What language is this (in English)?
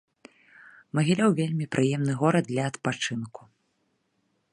Belarusian